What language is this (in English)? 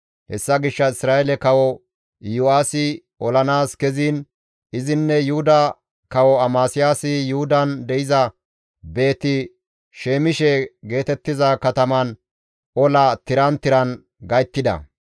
Gamo